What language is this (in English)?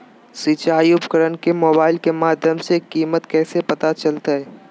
Magahi